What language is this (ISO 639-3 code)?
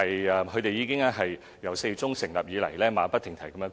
yue